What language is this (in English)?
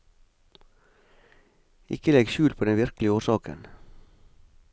Norwegian